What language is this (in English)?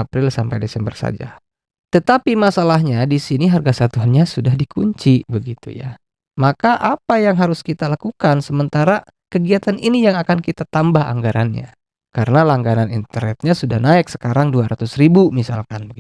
Indonesian